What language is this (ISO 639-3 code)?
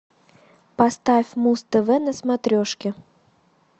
rus